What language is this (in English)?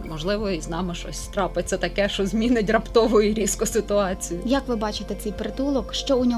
Ukrainian